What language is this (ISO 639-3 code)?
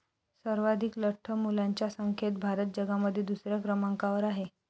mar